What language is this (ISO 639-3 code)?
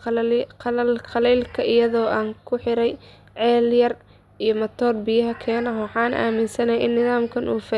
som